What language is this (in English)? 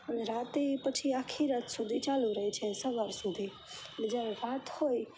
Gujarati